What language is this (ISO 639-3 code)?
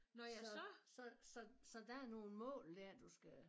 dan